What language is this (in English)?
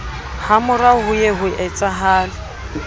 Southern Sotho